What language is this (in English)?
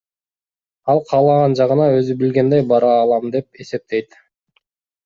Kyrgyz